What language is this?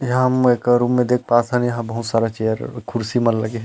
Chhattisgarhi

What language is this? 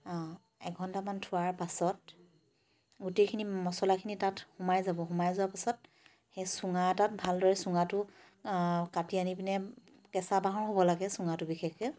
Assamese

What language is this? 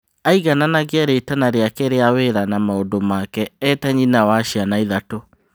Kikuyu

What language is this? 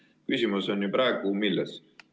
Estonian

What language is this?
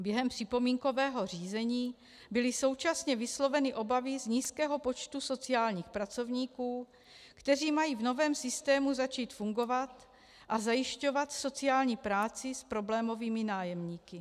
Czech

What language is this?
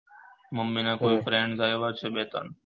Gujarati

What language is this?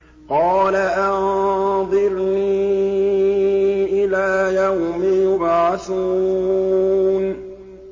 Arabic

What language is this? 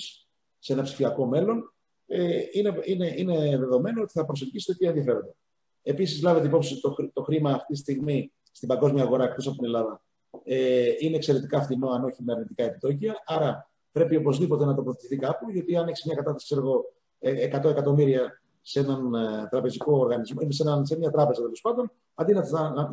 Greek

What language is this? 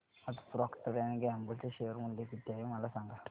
Marathi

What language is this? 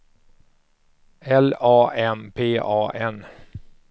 Swedish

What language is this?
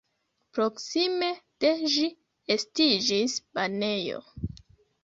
Esperanto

